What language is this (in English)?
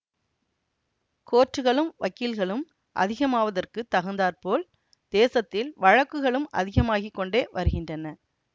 Tamil